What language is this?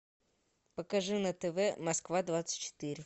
Russian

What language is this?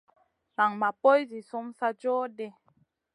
Masana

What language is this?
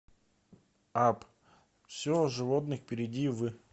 Russian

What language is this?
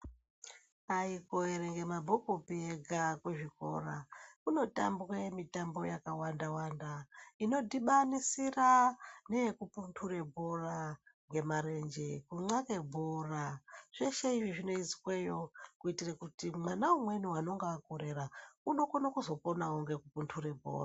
Ndau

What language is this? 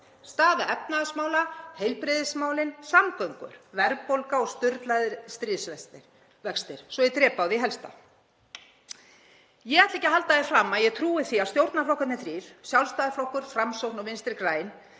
Icelandic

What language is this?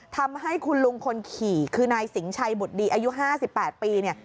Thai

